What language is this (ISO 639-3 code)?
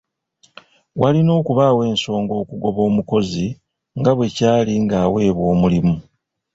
lug